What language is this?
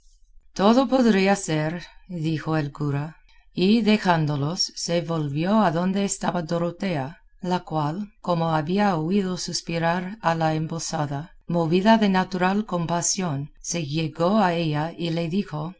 Spanish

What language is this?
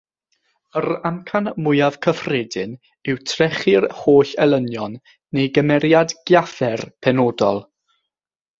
Welsh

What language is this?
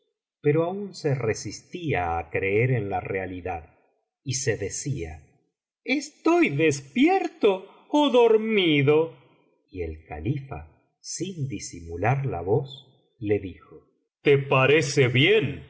Spanish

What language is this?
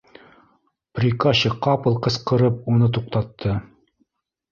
Bashkir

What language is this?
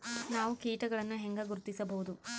Kannada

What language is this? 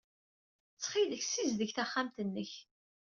Kabyle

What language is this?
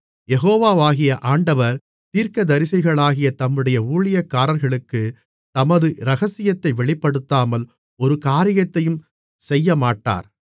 Tamil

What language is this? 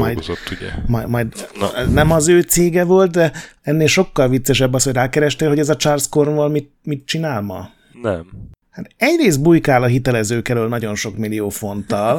Hungarian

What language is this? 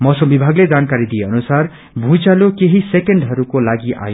Nepali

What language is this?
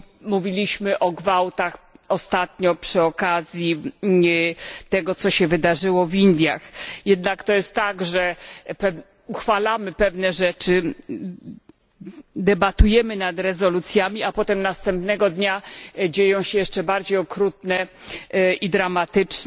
Polish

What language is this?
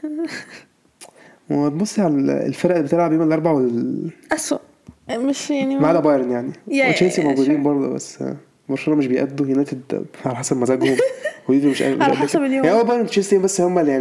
Arabic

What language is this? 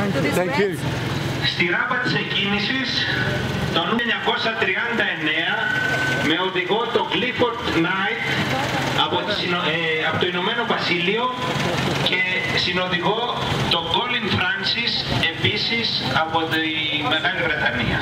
Greek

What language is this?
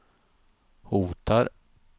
Swedish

